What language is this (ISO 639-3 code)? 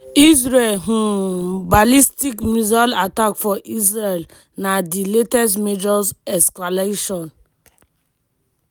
pcm